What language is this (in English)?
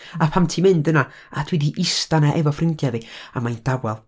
Welsh